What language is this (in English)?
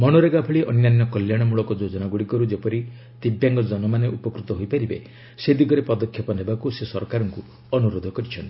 Odia